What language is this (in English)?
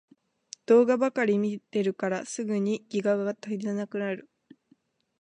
Japanese